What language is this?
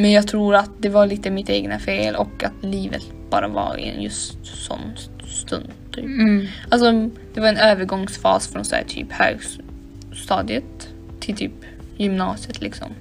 Swedish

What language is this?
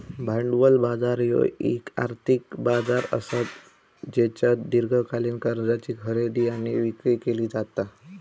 Marathi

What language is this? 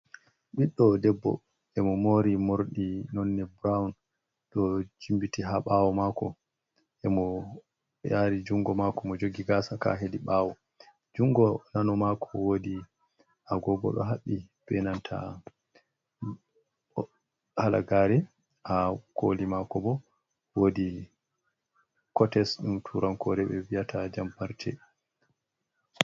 Fula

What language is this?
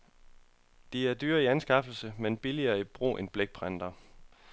Danish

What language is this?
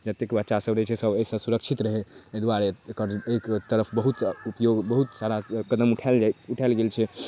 Maithili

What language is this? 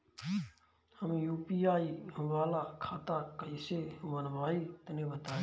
Bhojpuri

